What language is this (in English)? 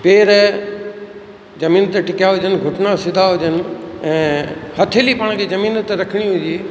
Sindhi